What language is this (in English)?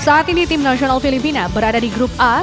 Indonesian